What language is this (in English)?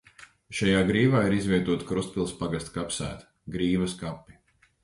Latvian